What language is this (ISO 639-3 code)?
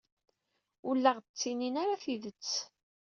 kab